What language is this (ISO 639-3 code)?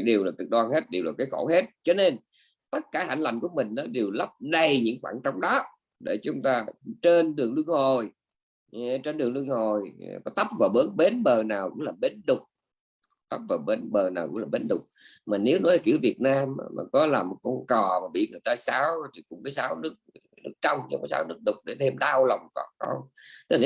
vie